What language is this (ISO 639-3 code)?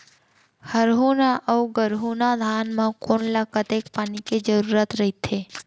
hne